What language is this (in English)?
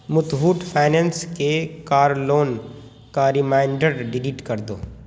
Urdu